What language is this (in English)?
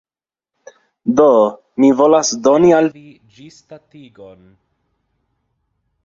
Esperanto